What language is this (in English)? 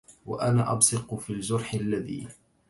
Arabic